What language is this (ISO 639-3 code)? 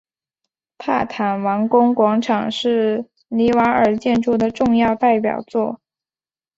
zho